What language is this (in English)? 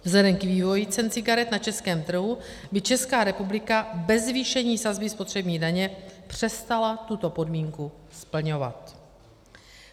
Czech